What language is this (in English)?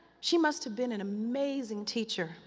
English